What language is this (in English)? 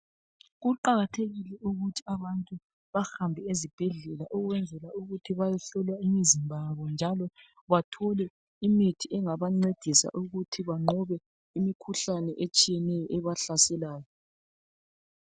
North Ndebele